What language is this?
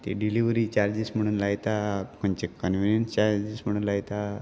Konkani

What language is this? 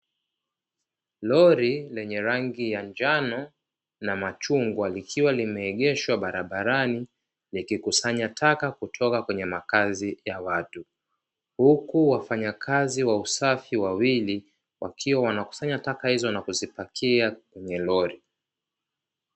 Swahili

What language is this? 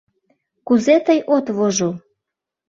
Mari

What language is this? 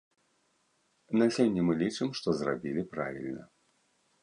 Belarusian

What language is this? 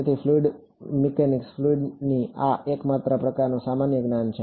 Gujarati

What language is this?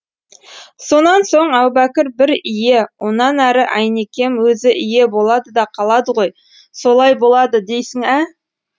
Kazakh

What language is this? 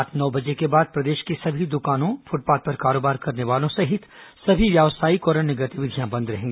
Hindi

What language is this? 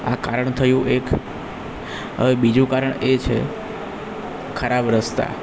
Gujarati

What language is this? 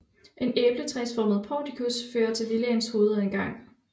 Danish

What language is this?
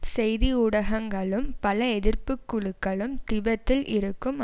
Tamil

